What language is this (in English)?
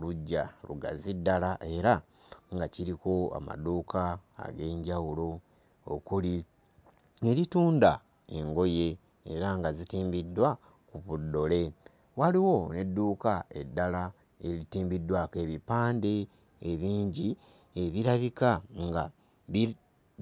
Ganda